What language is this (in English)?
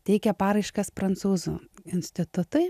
Lithuanian